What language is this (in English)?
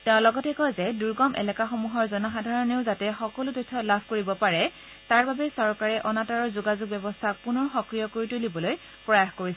Assamese